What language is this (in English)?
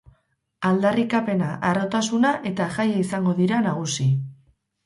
Basque